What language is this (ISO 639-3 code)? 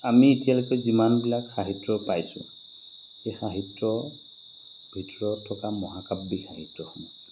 asm